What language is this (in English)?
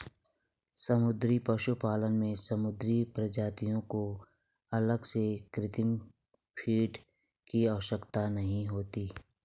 Hindi